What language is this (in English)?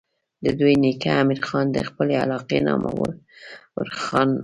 Pashto